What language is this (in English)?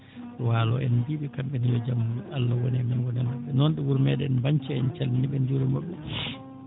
Fula